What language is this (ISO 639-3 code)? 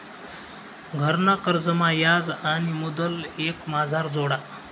mar